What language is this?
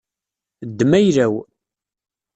Kabyle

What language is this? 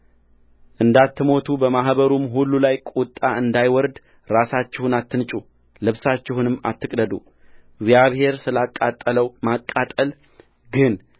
Amharic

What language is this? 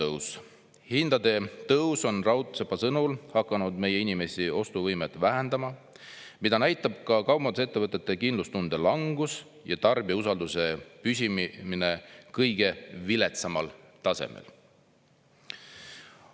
Estonian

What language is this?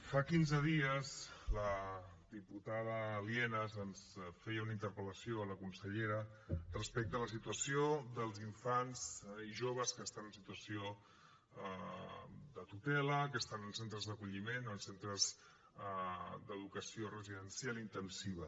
Catalan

